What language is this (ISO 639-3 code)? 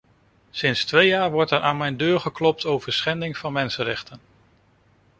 nld